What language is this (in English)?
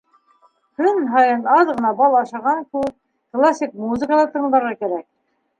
Bashkir